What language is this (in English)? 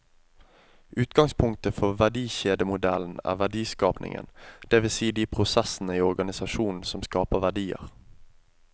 Norwegian